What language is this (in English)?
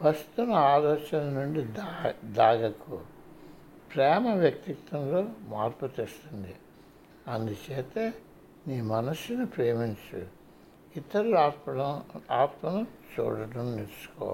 Telugu